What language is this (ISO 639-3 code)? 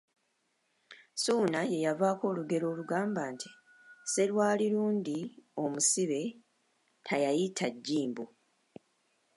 lug